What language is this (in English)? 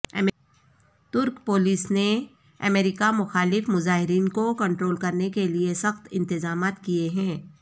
Urdu